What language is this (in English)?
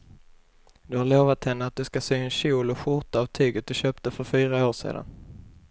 Swedish